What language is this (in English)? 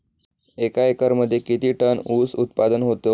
Marathi